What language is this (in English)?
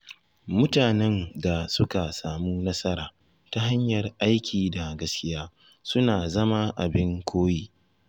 Hausa